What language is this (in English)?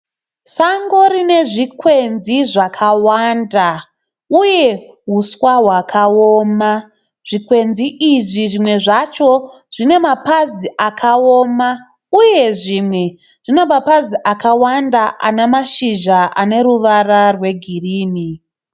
Shona